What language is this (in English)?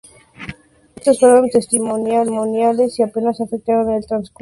Spanish